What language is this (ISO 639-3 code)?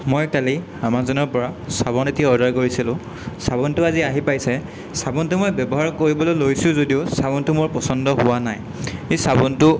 asm